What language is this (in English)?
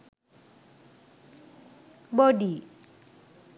Sinhala